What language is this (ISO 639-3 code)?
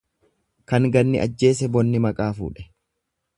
orm